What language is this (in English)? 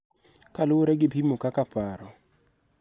Luo (Kenya and Tanzania)